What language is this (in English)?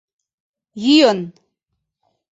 Mari